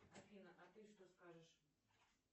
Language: Russian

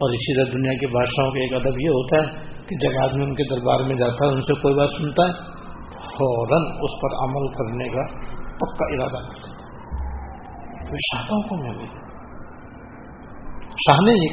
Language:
Urdu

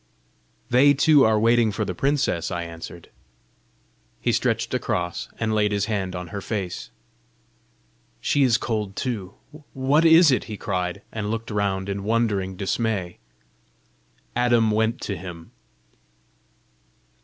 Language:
English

